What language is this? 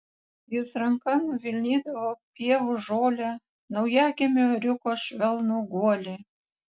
Lithuanian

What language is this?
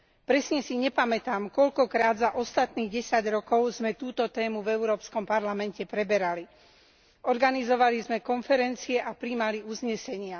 Slovak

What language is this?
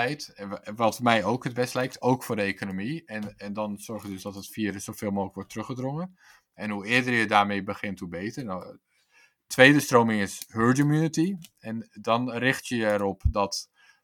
Dutch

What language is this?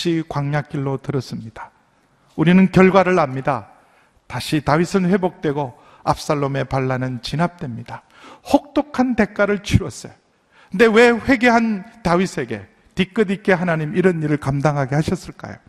Korean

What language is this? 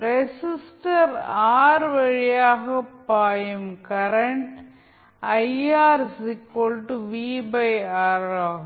Tamil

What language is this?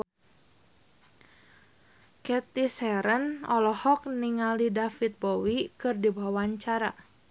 Sundanese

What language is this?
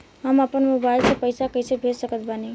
Bhojpuri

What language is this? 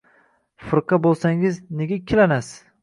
Uzbek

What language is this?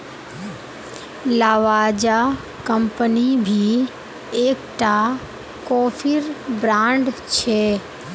Magahi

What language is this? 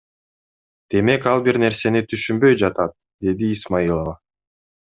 Kyrgyz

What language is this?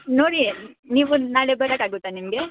Kannada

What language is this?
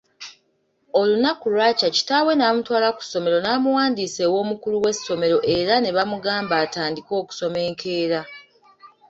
Ganda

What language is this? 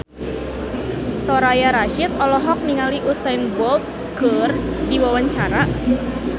Sundanese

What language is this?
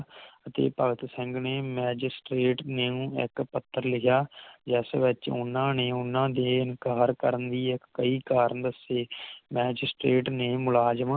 Punjabi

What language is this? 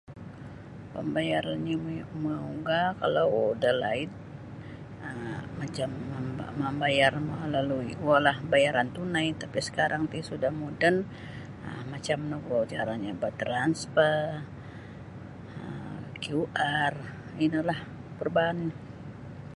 Sabah Bisaya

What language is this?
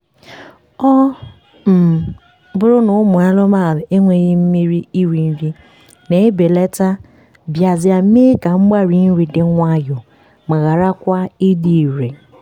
Igbo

